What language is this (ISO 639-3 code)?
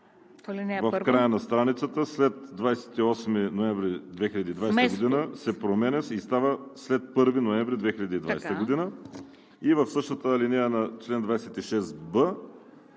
bul